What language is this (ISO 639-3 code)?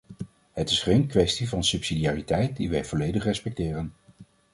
nld